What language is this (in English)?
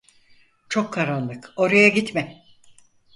Turkish